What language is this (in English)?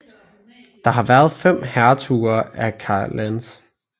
Danish